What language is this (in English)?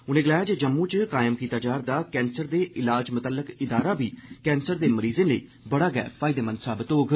Dogri